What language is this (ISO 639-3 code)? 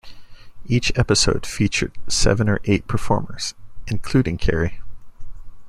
eng